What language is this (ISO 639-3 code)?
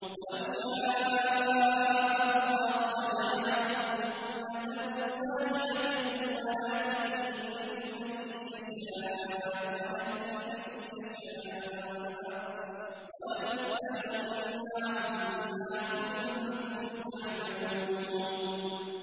ara